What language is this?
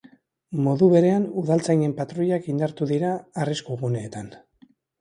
Basque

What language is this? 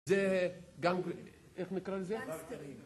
Hebrew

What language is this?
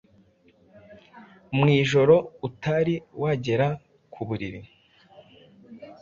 Kinyarwanda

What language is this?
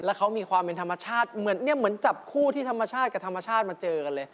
Thai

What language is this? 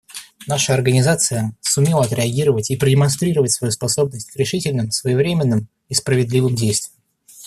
Russian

